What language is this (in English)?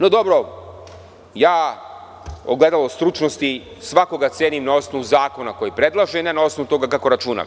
Serbian